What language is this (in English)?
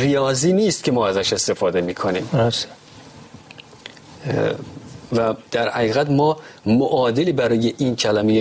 Persian